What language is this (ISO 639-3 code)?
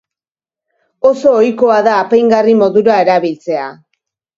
eus